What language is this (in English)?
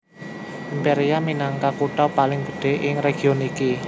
Javanese